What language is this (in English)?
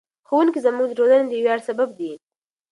Pashto